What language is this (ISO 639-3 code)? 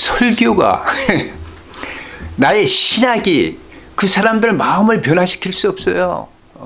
kor